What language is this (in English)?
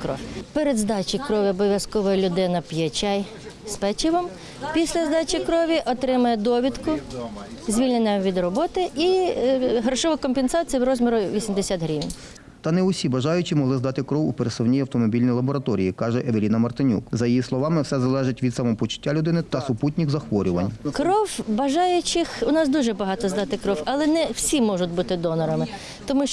Ukrainian